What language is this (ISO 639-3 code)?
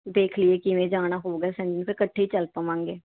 pan